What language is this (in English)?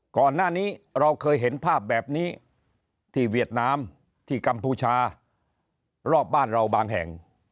Thai